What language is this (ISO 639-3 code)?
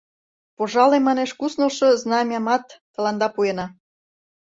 chm